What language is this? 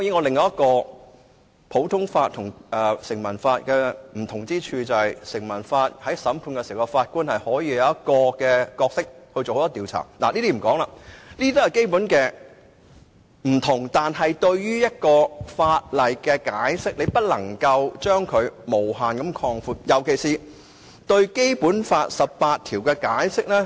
Cantonese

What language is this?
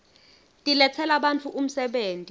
Swati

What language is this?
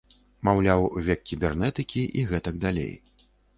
Belarusian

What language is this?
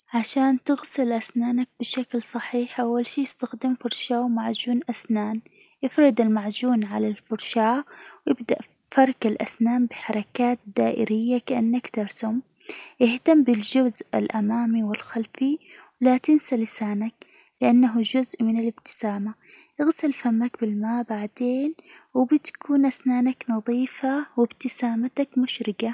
Hijazi Arabic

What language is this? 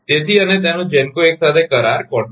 Gujarati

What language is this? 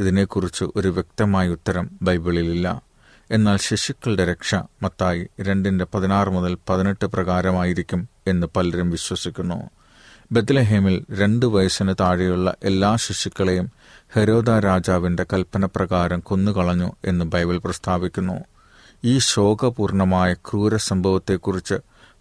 Malayalam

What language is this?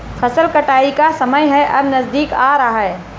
Hindi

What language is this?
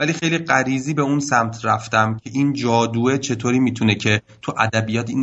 Persian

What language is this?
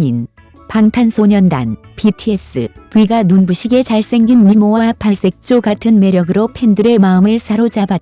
Korean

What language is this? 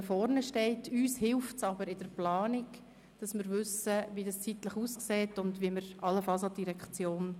Swiss German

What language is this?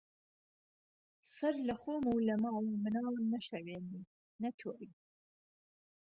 Central Kurdish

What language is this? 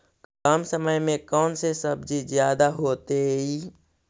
Magahi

